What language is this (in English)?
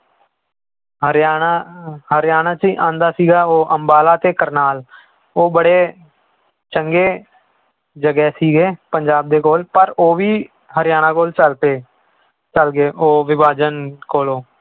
Punjabi